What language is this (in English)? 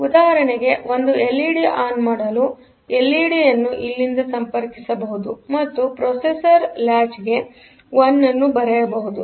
Kannada